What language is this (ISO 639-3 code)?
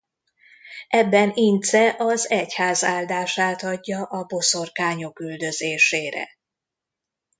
hun